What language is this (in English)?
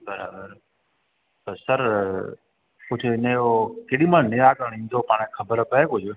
Sindhi